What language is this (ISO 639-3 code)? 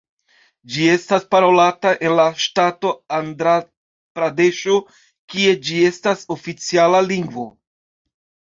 epo